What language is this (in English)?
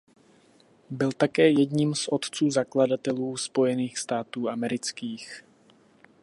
Czech